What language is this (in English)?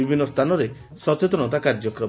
Odia